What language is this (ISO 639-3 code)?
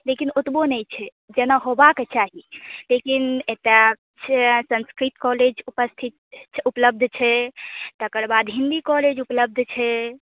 mai